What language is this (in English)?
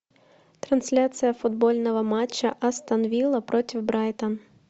Russian